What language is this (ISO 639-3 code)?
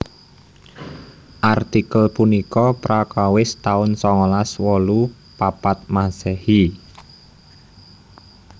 jav